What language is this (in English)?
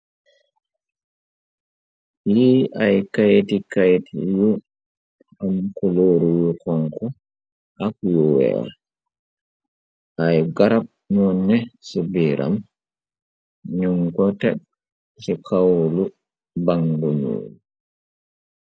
Wolof